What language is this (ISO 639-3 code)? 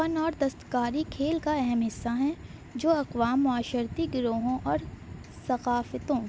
urd